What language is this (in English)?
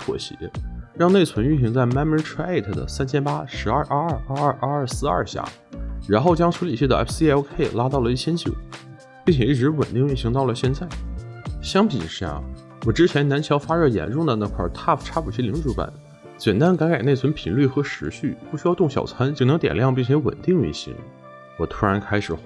Chinese